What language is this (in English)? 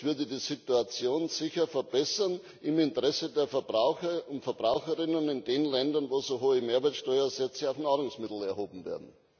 German